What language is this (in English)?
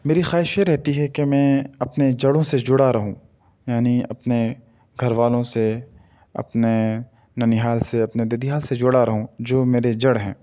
Urdu